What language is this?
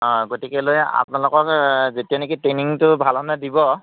Assamese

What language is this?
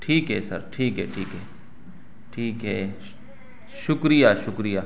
Urdu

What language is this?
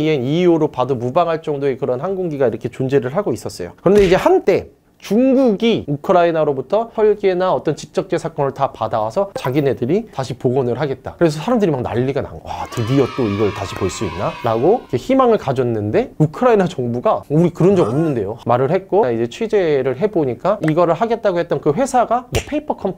Korean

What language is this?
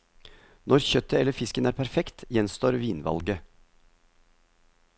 Norwegian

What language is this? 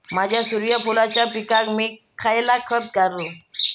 Marathi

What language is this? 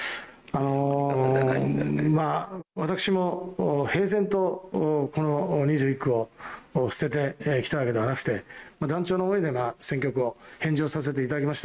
Japanese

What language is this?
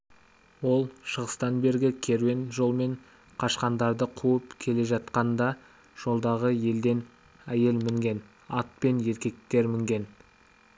Kazakh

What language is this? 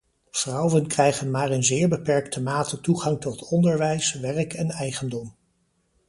Dutch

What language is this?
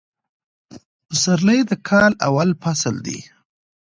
Pashto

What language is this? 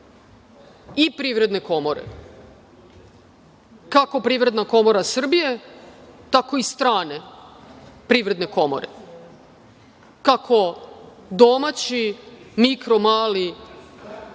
Serbian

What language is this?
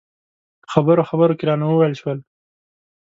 Pashto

